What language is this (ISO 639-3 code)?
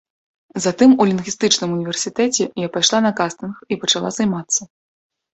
bel